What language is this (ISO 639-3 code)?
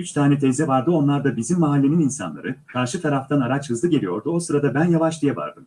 tur